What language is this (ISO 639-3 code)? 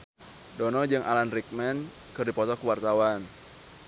sun